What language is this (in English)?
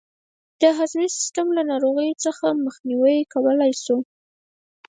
Pashto